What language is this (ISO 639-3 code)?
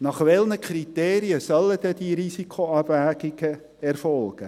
gsw